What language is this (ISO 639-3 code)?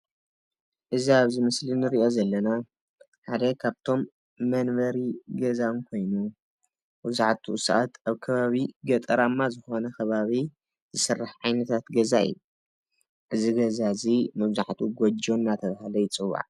tir